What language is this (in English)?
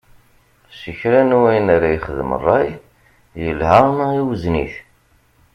Kabyle